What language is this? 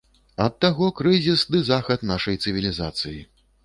Belarusian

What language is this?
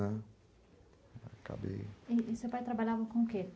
Portuguese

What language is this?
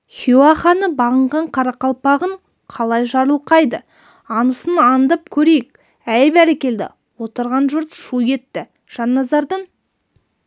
Kazakh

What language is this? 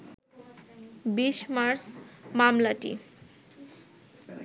Bangla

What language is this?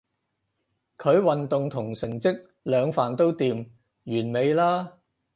Cantonese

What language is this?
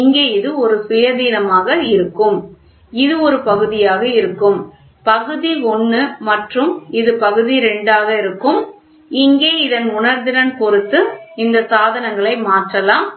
Tamil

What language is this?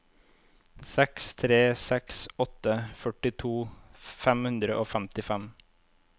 Norwegian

